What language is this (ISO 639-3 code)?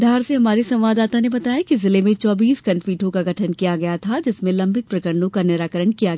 hin